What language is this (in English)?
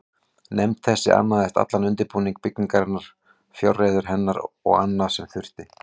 Icelandic